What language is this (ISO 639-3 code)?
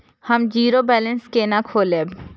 mai